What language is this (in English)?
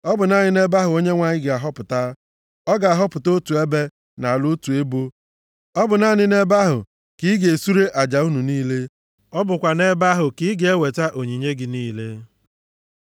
Igbo